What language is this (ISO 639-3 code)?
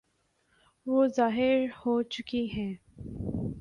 urd